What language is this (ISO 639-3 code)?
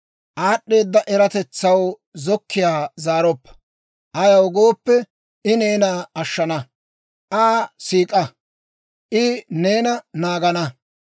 dwr